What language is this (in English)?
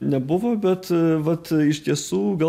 Lithuanian